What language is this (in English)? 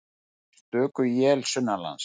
Icelandic